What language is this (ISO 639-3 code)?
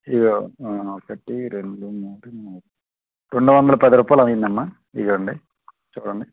tel